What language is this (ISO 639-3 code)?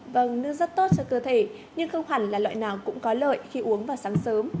vie